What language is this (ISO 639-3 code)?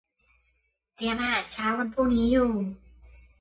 tha